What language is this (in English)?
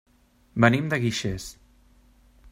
Catalan